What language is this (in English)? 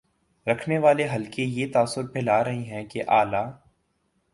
Urdu